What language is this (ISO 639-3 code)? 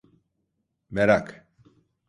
tur